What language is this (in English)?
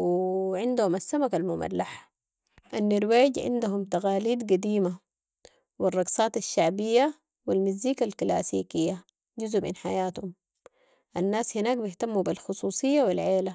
Sudanese Arabic